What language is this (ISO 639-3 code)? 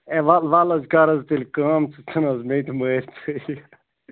kas